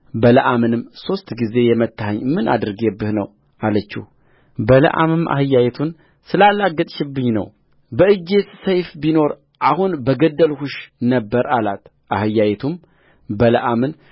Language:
Amharic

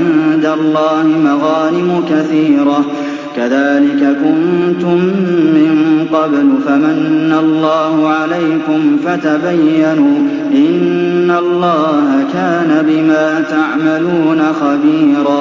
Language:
Arabic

